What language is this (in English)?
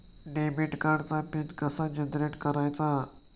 Marathi